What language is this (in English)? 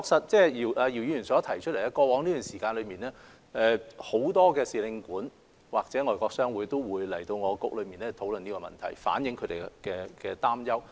Cantonese